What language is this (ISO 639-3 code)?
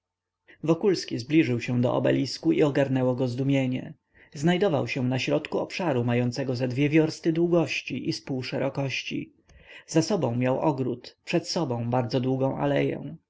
pol